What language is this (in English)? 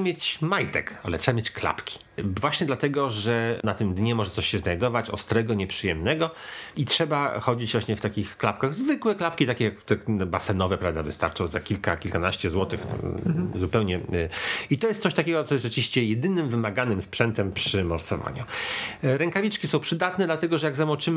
Polish